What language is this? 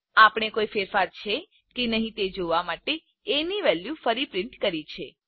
Gujarati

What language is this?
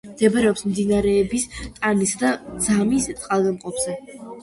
Georgian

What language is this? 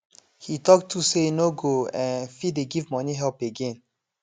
Nigerian Pidgin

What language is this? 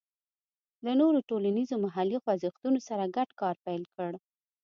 Pashto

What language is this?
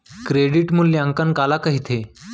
Chhattisgarhi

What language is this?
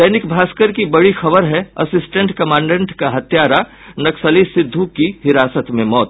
Hindi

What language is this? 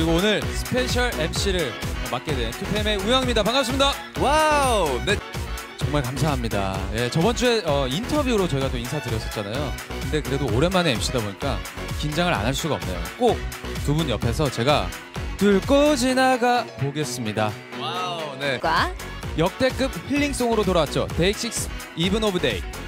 Korean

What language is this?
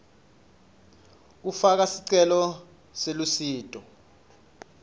Swati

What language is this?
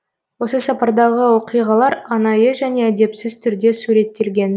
Kazakh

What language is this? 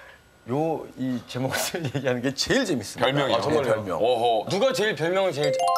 Korean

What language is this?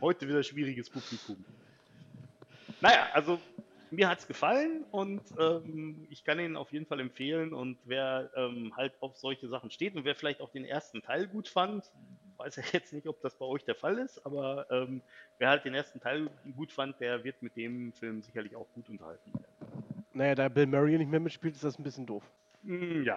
German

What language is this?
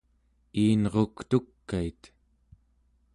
Central Yupik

